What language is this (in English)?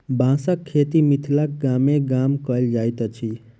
Maithili